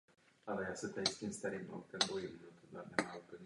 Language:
Czech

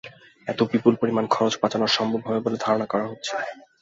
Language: Bangla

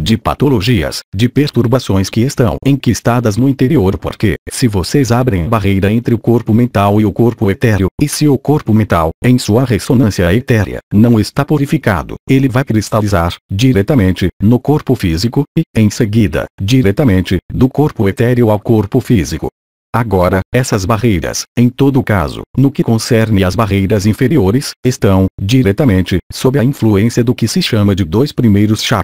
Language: Portuguese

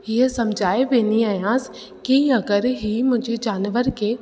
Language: Sindhi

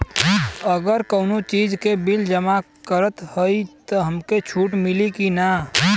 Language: Bhojpuri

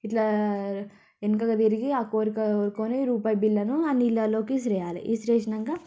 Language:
Telugu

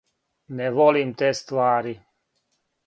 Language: Serbian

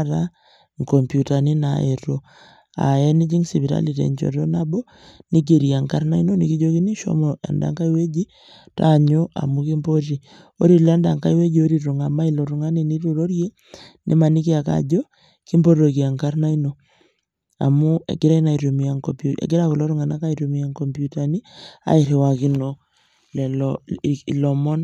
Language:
Masai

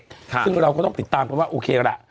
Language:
Thai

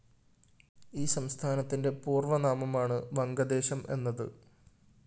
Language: Malayalam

